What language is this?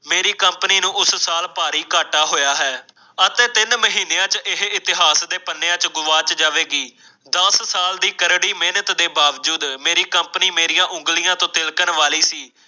Punjabi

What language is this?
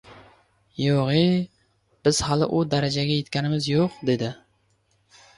Uzbek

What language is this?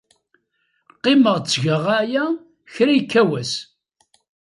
Kabyle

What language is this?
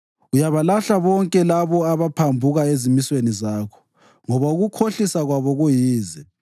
North Ndebele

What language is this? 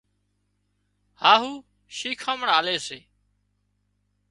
Wadiyara Koli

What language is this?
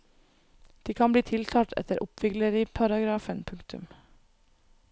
Norwegian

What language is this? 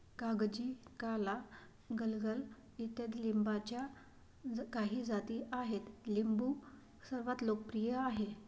Marathi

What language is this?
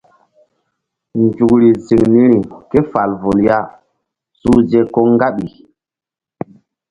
Mbum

